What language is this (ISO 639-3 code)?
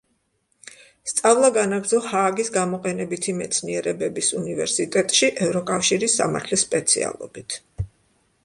kat